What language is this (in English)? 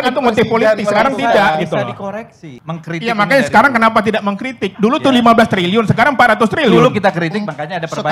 Indonesian